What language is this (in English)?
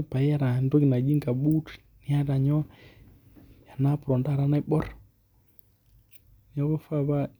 Masai